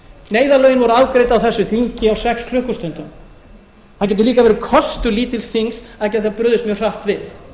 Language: Icelandic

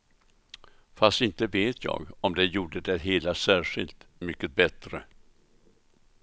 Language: Swedish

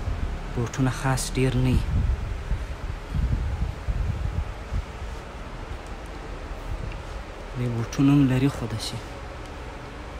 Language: Indonesian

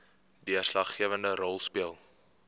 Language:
Afrikaans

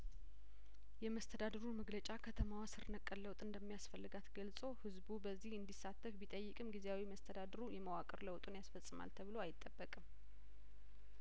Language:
Amharic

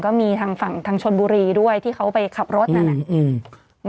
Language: Thai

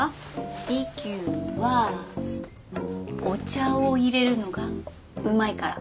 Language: Japanese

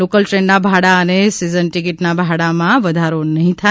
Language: Gujarati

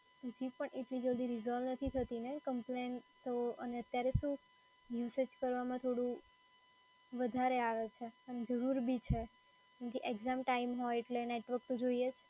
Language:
Gujarati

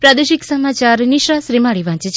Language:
Gujarati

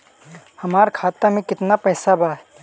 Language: Bhojpuri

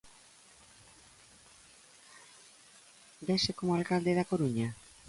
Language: Galician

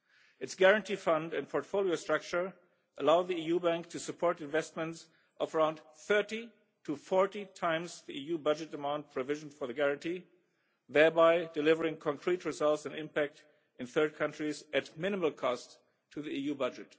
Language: English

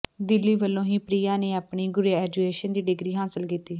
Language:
Punjabi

